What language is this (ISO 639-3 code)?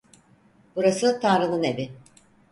tur